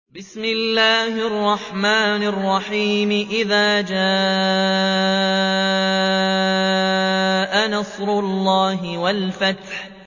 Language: Arabic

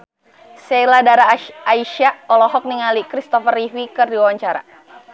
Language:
Sundanese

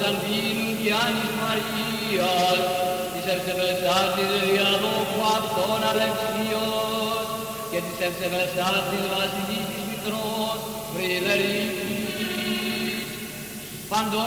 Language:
Greek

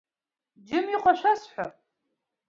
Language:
Abkhazian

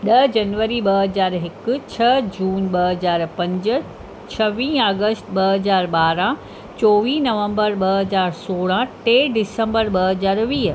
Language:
Sindhi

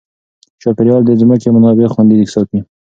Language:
Pashto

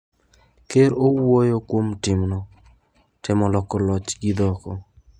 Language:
Luo (Kenya and Tanzania)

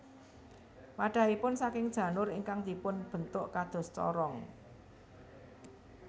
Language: Javanese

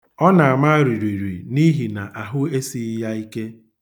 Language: Igbo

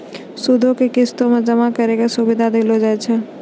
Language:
Maithili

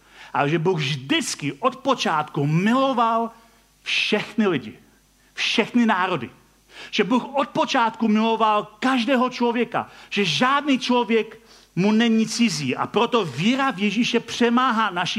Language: Czech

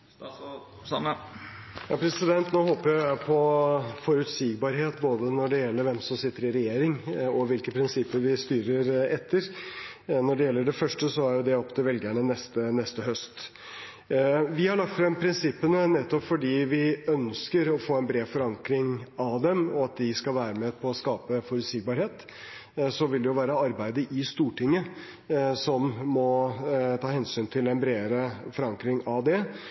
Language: Norwegian Bokmål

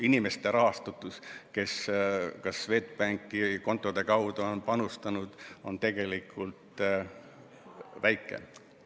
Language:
Estonian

